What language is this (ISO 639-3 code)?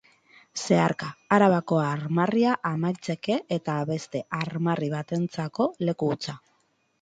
eus